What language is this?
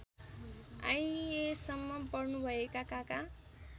Nepali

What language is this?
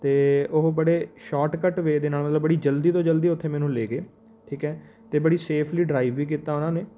Punjabi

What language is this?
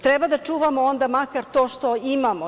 Serbian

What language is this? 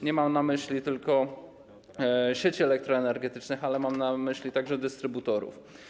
Polish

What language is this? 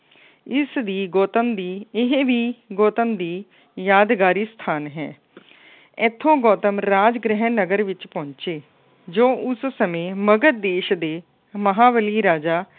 Punjabi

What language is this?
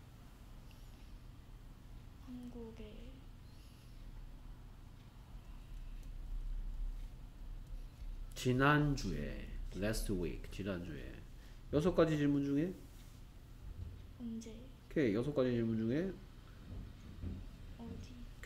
Korean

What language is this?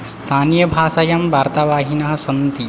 Sanskrit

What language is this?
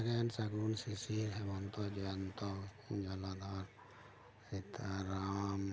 Santali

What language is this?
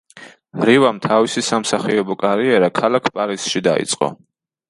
Georgian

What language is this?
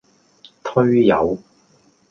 Cantonese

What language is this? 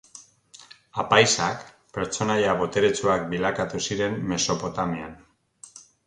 Basque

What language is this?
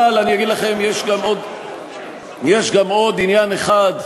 Hebrew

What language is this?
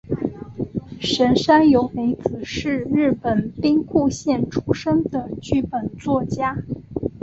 Chinese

